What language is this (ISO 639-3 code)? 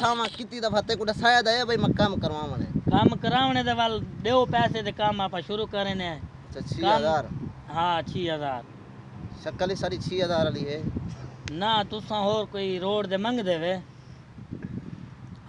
uig